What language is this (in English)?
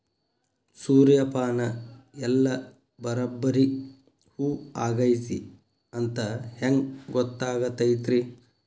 Kannada